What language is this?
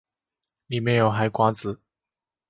Chinese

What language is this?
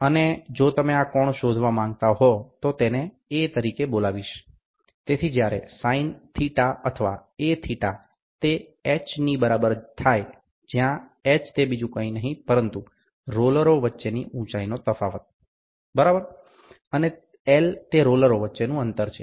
Gujarati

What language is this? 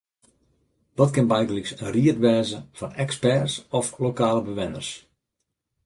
Western Frisian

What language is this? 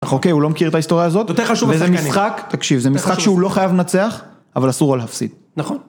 Hebrew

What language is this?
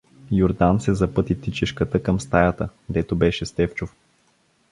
Bulgarian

